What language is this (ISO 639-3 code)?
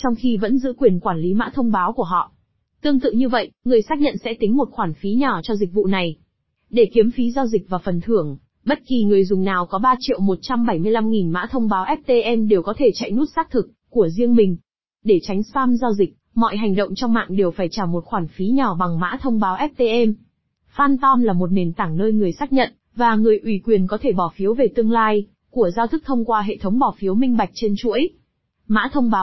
vie